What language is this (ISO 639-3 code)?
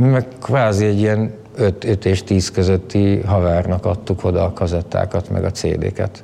hun